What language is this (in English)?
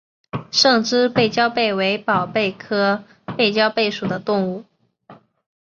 Chinese